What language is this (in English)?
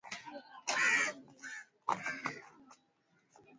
Swahili